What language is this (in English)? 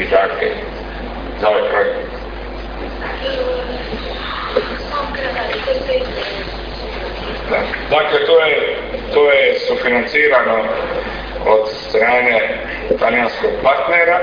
Croatian